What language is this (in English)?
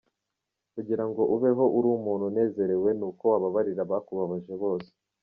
Kinyarwanda